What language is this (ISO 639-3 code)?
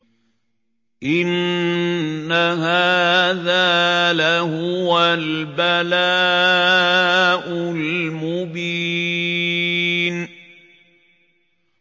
ara